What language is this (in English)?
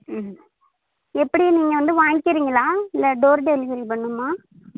Tamil